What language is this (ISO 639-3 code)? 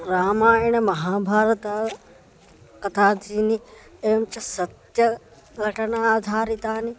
san